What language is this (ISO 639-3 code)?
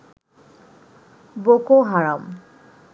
ben